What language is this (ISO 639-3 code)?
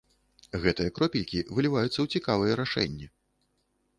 bel